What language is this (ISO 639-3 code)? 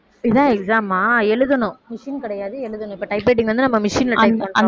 tam